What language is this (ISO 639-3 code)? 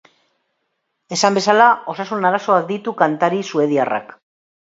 eus